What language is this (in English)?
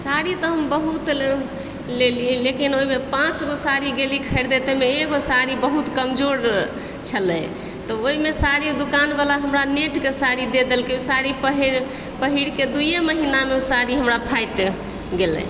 Maithili